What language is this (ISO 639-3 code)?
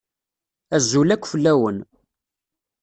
kab